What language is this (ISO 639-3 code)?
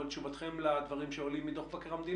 heb